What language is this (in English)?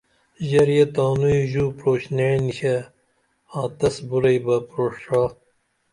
Dameli